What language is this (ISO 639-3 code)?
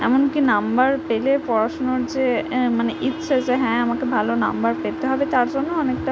ben